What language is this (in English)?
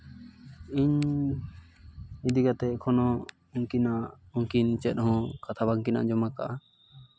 Santali